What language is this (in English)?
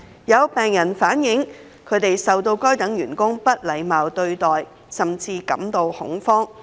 Cantonese